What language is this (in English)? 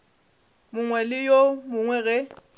Northern Sotho